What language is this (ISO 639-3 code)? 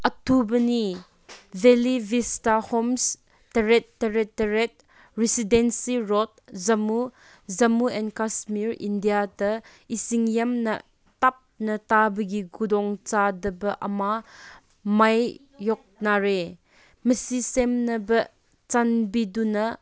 mni